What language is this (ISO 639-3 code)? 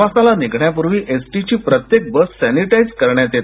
mar